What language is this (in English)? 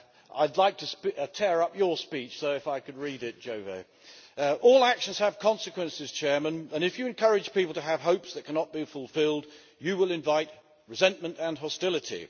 English